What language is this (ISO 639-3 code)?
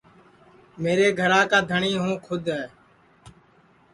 ssi